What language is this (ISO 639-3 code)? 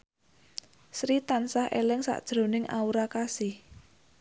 jav